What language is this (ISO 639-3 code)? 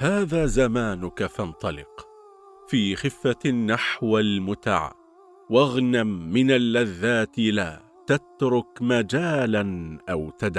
ara